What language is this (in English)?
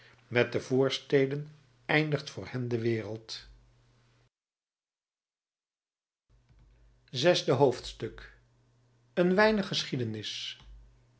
Dutch